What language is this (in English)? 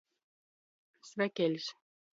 Latgalian